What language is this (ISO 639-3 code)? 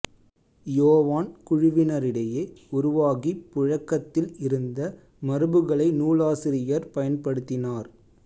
tam